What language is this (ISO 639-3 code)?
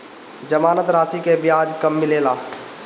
bho